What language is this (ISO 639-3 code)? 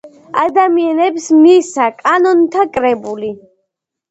kat